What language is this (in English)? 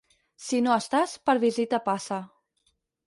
Catalan